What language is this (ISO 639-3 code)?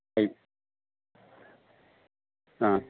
kan